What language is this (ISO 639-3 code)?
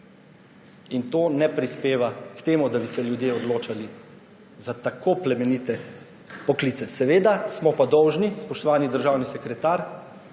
slv